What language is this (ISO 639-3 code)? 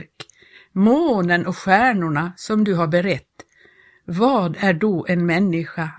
swe